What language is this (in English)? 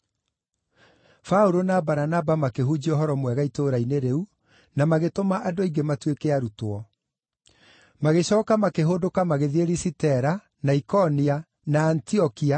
Kikuyu